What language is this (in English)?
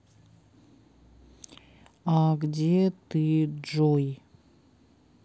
Russian